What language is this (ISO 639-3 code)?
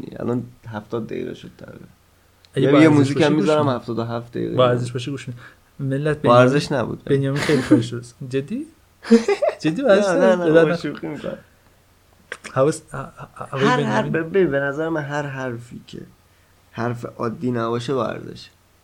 fas